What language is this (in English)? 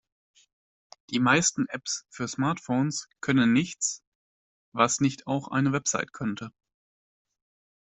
German